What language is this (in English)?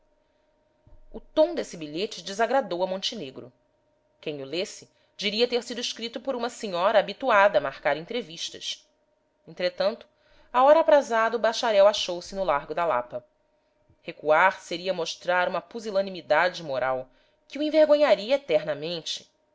Portuguese